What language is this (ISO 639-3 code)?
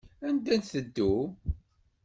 kab